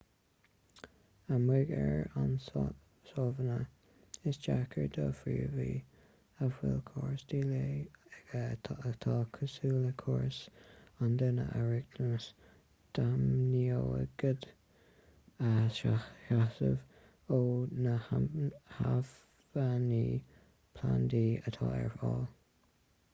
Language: Irish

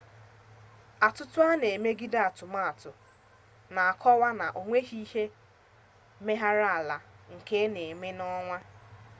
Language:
Igbo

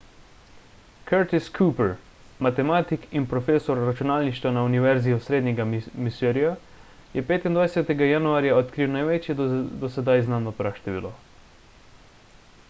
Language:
Slovenian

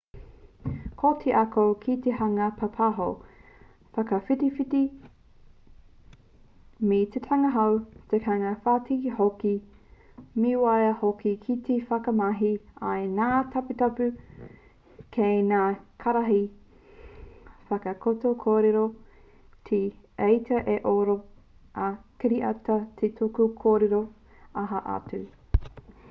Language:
Māori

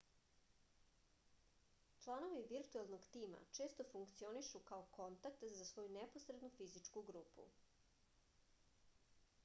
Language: Serbian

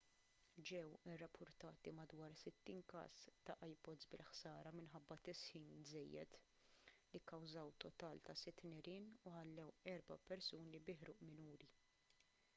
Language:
Maltese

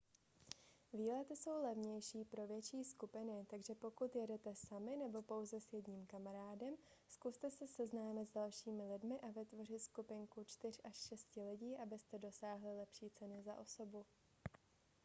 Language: Czech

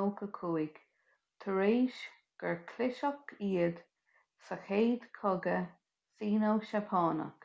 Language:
Irish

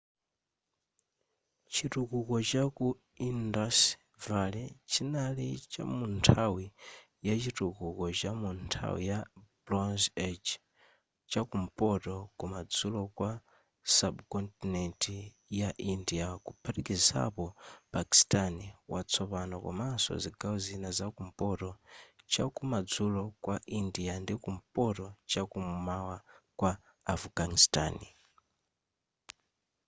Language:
Nyanja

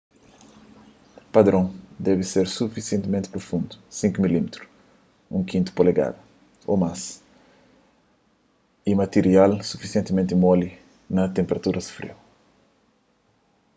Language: Kabuverdianu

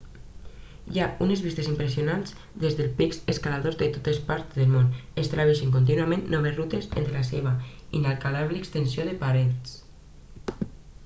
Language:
Catalan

